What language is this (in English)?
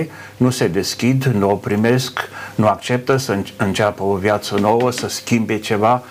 Romanian